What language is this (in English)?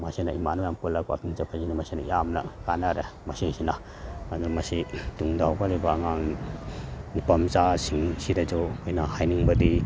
Manipuri